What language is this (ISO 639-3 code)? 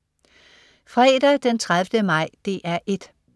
dan